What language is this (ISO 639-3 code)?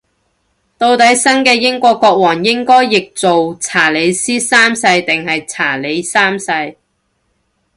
yue